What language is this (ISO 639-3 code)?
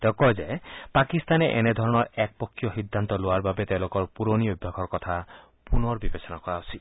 asm